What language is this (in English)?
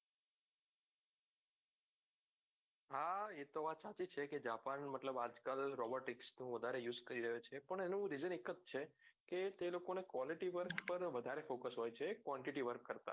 Gujarati